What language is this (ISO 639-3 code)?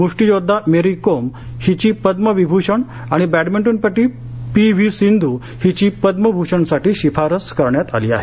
mar